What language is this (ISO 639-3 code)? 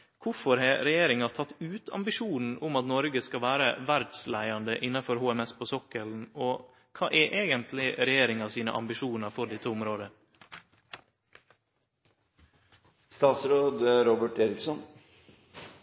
nno